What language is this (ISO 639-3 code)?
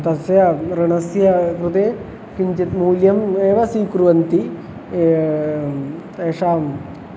san